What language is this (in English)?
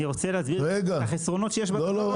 Hebrew